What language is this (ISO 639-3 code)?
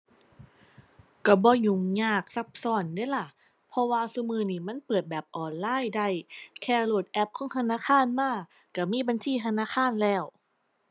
tha